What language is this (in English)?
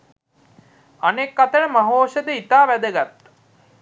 Sinhala